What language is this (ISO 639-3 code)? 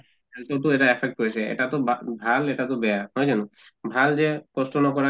asm